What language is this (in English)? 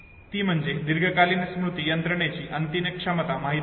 Marathi